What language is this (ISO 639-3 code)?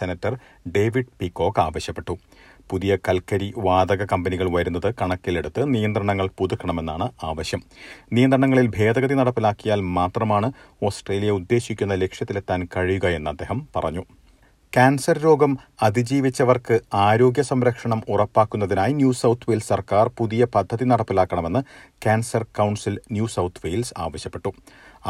mal